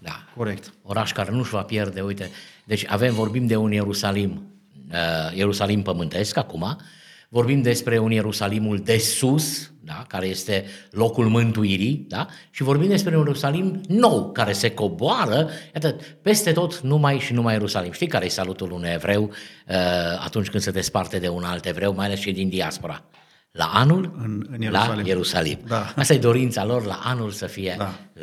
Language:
Romanian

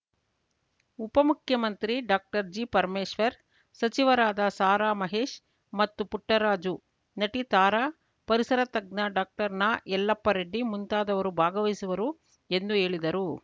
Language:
Kannada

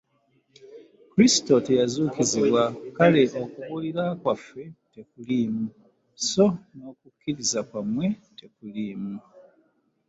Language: Ganda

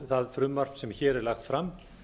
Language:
Icelandic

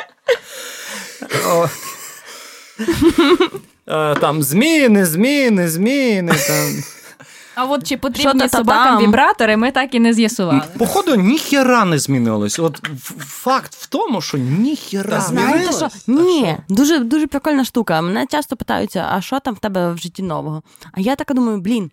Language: Ukrainian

